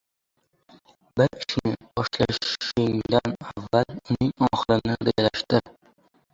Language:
Uzbek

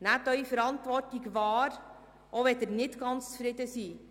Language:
Swiss German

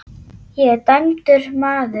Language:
Icelandic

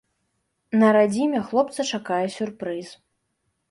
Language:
Belarusian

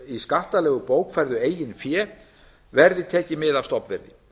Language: Icelandic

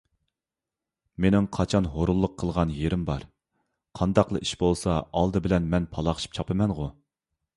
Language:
Uyghur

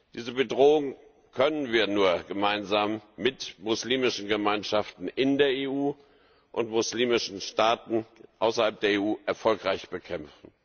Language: German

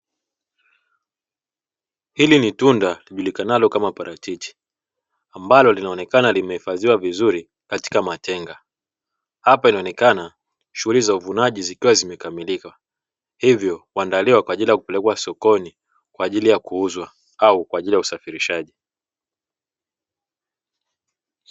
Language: Swahili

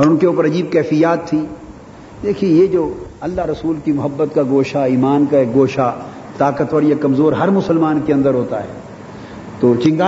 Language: Urdu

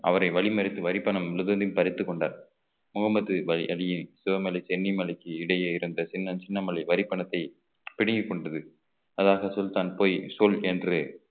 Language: Tamil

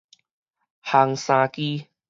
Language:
Min Nan Chinese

